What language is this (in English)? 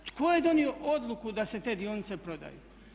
Croatian